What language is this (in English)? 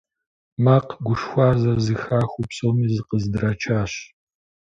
Kabardian